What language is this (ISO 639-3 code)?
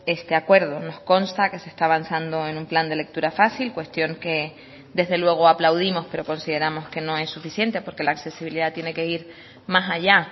spa